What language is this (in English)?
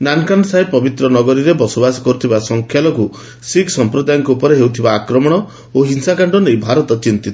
Odia